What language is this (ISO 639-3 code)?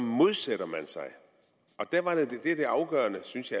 dan